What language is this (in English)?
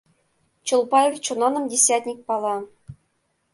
Mari